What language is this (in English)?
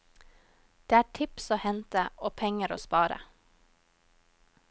Norwegian